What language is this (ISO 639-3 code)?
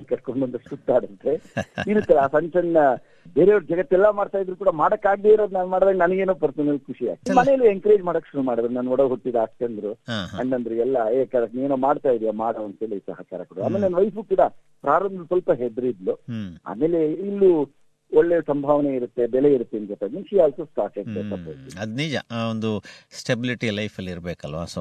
kan